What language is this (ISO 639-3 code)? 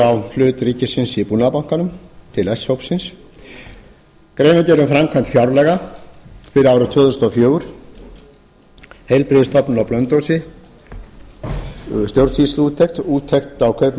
isl